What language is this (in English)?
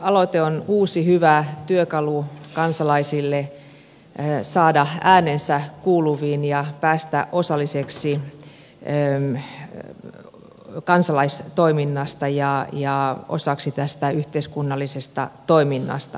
Finnish